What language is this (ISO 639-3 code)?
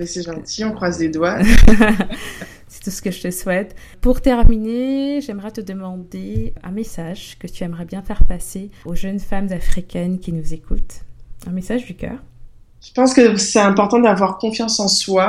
fra